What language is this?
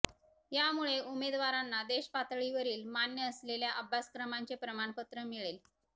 Marathi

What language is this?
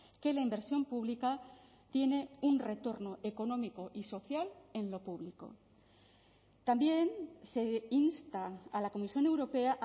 Spanish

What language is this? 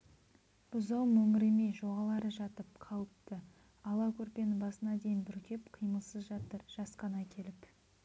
Kazakh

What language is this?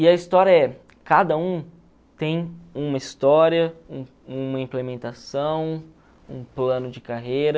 Portuguese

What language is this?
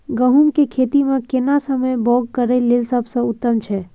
Maithili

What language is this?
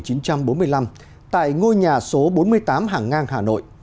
Vietnamese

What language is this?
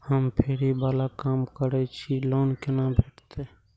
Maithili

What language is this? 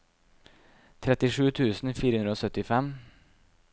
Norwegian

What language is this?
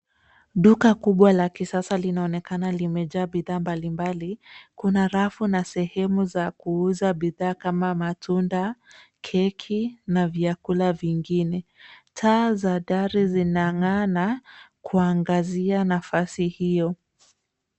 Swahili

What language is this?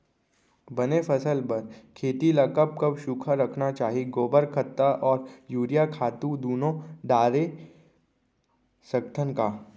Chhattisgarhi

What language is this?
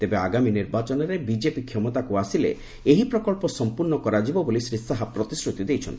Odia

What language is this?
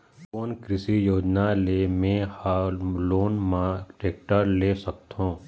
Chhattisgarhi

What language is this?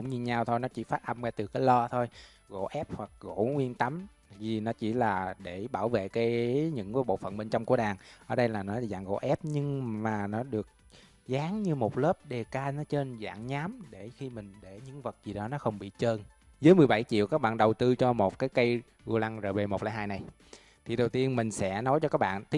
Vietnamese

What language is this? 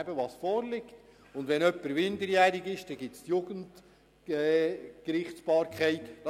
Swiss German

